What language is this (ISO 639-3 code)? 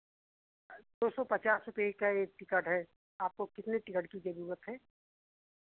hin